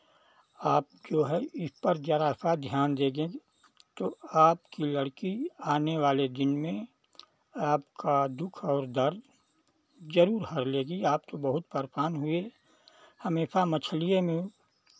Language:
Hindi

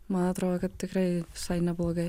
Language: Lithuanian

